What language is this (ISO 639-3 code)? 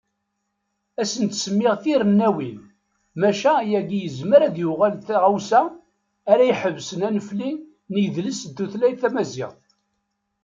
kab